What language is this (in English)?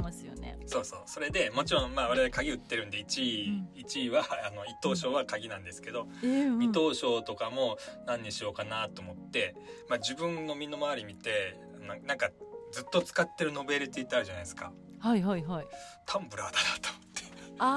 Japanese